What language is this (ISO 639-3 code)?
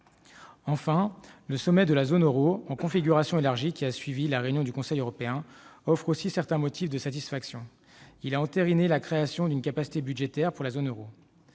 fra